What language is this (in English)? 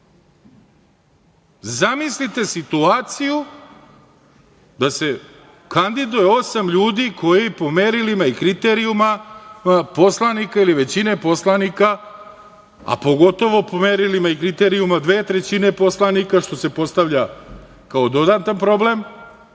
Serbian